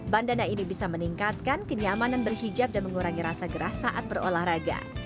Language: Indonesian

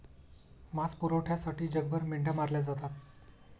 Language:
Marathi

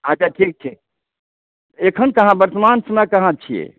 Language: Maithili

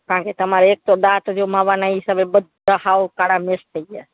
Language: Gujarati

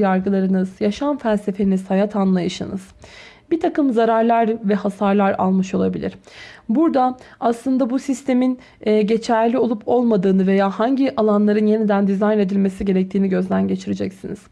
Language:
Turkish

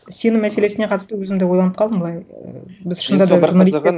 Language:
Kazakh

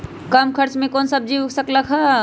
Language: Magahi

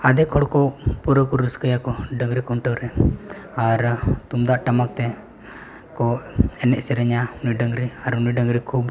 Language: Santali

